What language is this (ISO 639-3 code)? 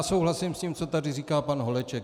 ces